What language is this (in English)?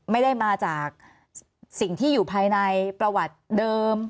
Thai